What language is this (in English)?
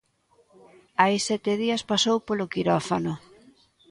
Galician